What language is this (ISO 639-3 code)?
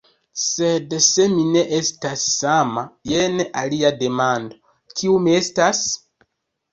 epo